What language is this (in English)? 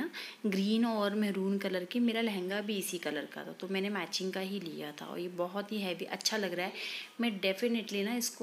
Hindi